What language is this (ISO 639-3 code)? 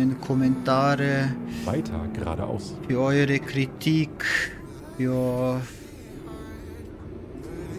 deu